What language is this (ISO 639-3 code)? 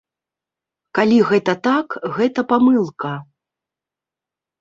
bel